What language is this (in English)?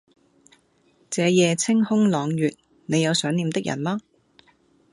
Cantonese